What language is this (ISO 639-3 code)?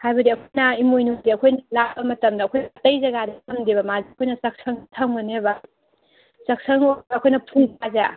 mni